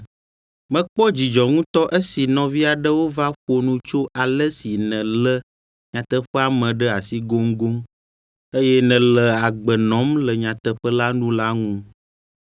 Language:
Ewe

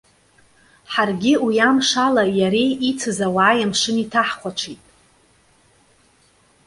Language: Abkhazian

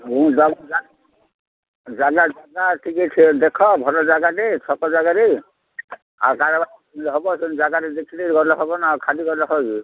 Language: Odia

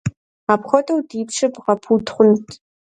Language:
Kabardian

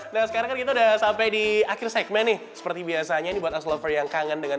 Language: Indonesian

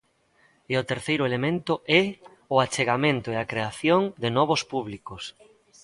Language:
Galician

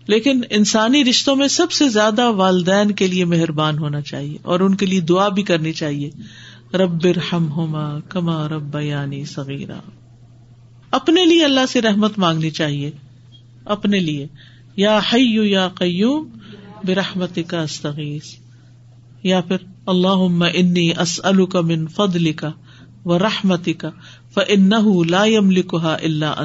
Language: Urdu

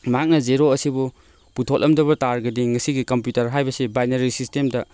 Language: Manipuri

